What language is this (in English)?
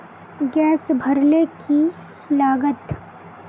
Magahi